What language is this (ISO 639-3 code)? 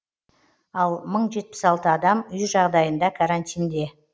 kaz